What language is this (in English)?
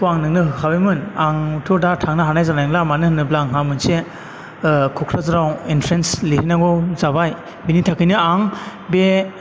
Bodo